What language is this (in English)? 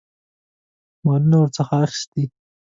Pashto